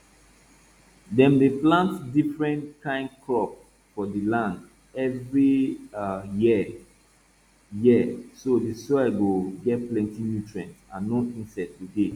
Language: Nigerian Pidgin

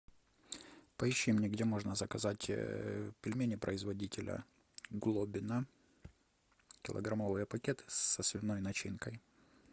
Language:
Russian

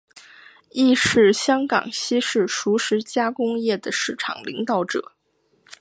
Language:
Chinese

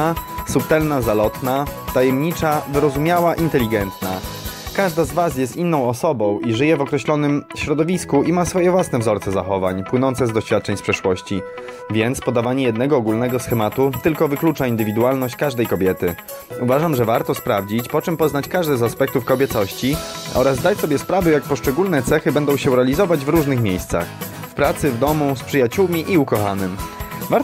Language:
Polish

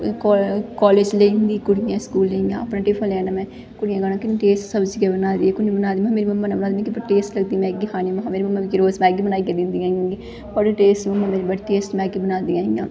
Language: Dogri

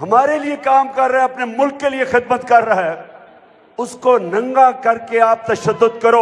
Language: Urdu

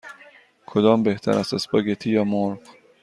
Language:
Persian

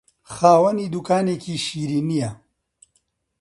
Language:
Central Kurdish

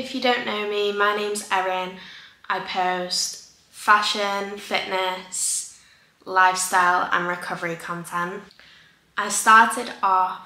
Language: English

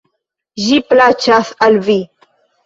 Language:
Esperanto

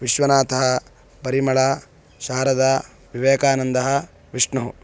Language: Sanskrit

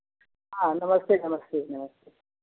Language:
Hindi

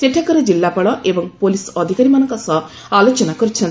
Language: Odia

